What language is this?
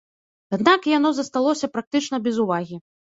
Belarusian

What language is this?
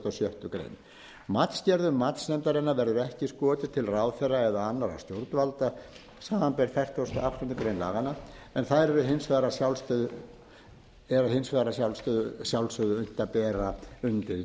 Icelandic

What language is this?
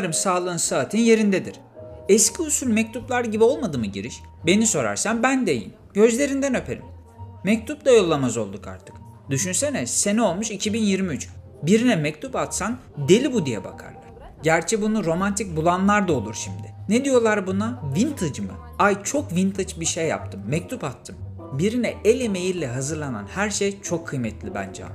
Turkish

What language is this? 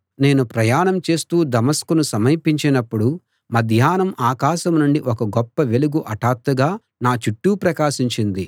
Telugu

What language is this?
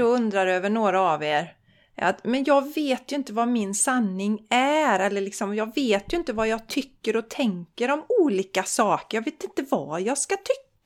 Swedish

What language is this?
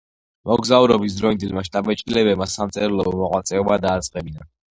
Georgian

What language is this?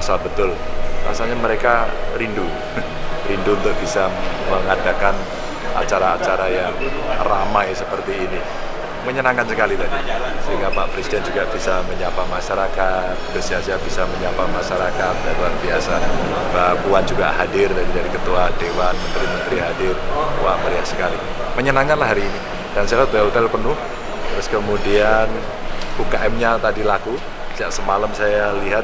Indonesian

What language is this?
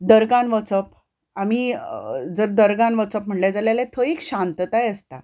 Konkani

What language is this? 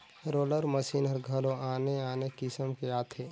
Chhattisgarhi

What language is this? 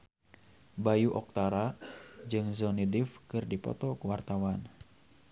Sundanese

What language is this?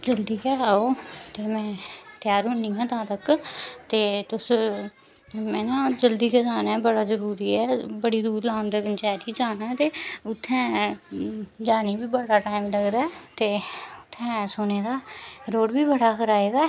Dogri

